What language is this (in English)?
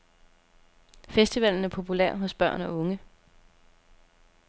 Danish